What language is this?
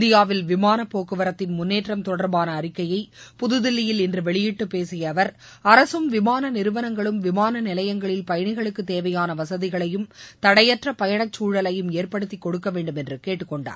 Tamil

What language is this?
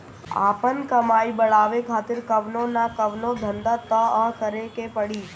Bhojpuri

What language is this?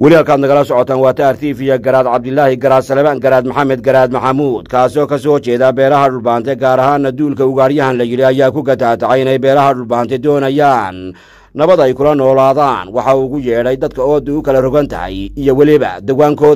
Arabic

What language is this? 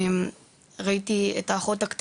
Hebrew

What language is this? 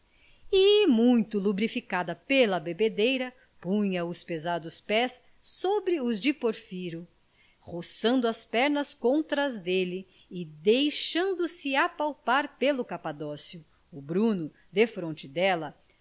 Portuguese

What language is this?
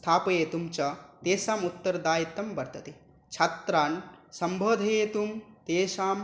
Sanskrit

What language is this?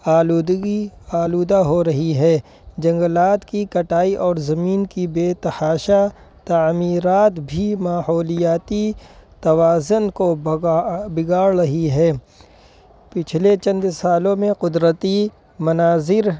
Urdu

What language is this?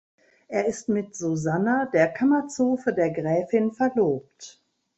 German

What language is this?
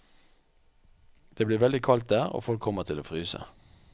Norwegian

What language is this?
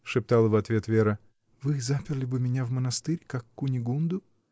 Russian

